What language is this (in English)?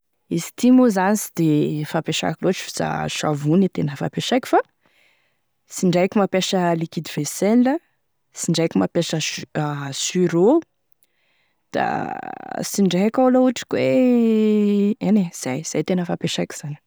Tesaka Malagasy